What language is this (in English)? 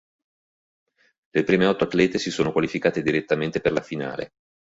Italian